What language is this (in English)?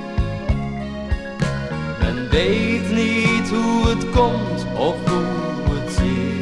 Dutch